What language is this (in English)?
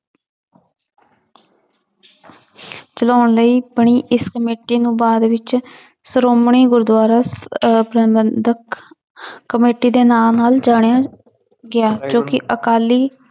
Punjabi